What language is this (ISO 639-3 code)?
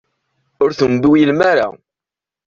kab